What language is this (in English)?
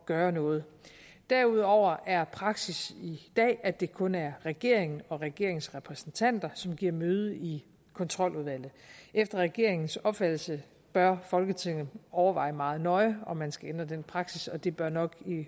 Danish